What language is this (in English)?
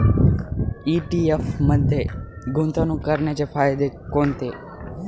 Marathi